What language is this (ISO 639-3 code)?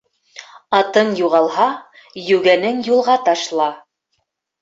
bak